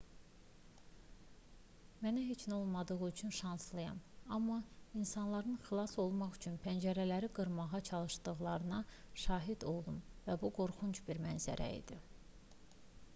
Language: Azerbaijani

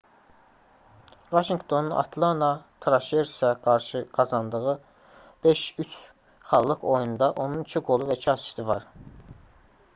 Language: Azerbaijani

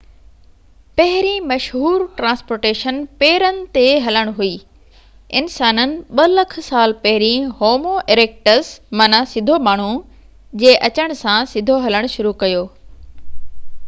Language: Sindhi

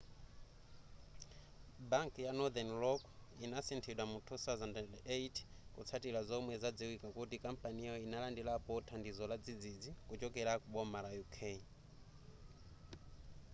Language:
Nyanja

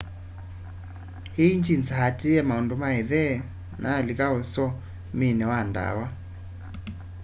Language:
Kamba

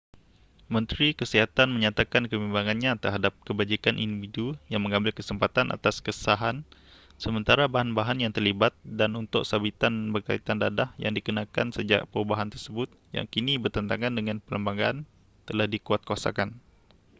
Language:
Malay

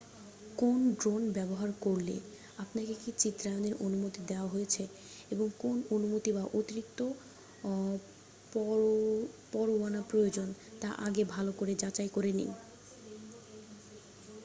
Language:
Bangla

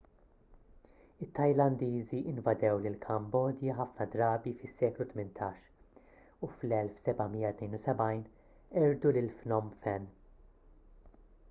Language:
Maltese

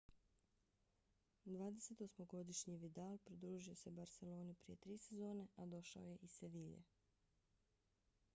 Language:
Bosnian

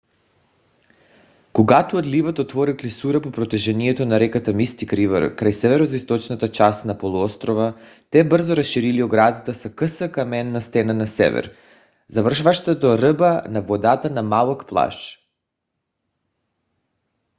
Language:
Bulgarian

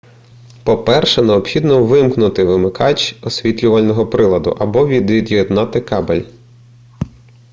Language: Ukrainian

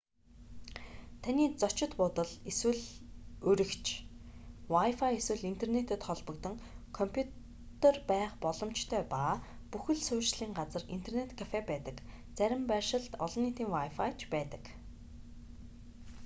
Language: Mongolian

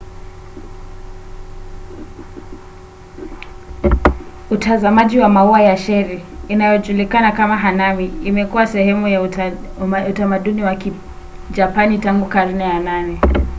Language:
Swahili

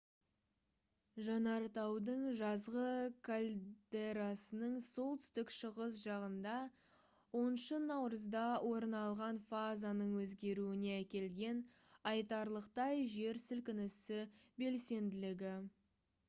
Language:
Kazakh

